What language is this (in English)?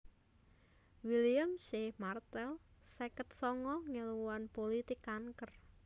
Javanese